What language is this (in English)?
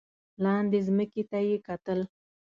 Pashto